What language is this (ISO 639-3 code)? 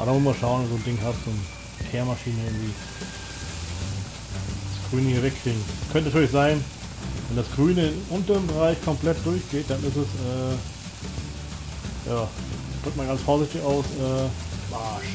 deu